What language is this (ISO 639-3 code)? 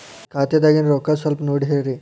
kan